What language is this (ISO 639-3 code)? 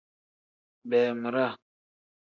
kdh